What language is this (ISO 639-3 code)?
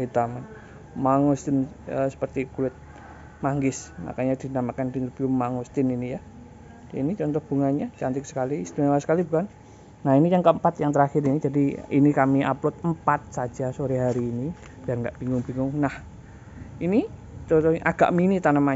ind